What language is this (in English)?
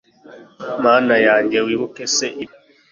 Kinyarwanda